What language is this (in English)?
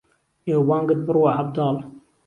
Central Kurdish